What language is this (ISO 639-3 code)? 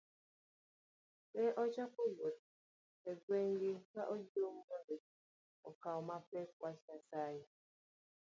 luo